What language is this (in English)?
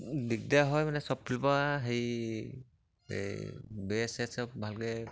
Assamese